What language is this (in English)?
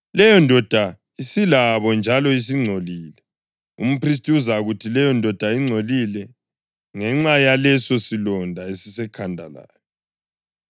North Ndebele